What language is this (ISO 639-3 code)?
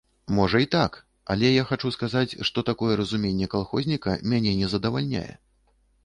bel